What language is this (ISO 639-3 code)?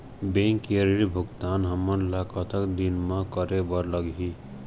hne